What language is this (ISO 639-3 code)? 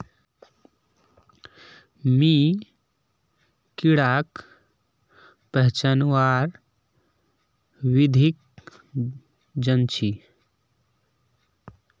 mag